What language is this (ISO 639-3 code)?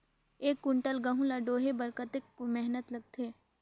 hne